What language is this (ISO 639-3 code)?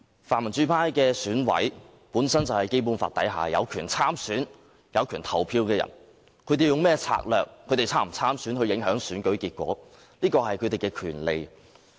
yue